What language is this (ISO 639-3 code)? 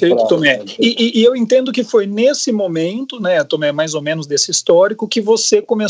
por